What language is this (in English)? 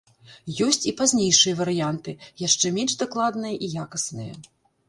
Belarusian